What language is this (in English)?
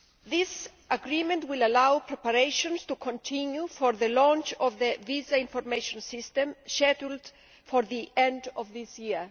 English